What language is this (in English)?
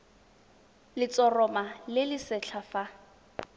Tswana